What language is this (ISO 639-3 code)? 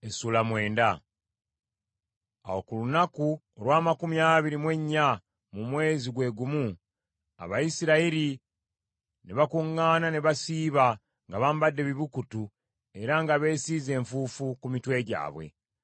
lug